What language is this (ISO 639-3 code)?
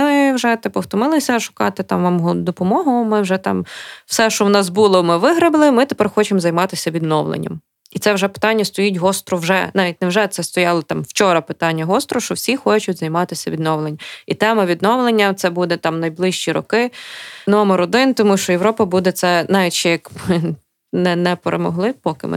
ukr